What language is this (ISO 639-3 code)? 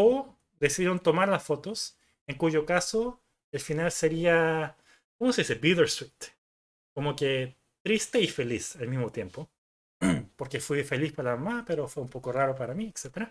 spa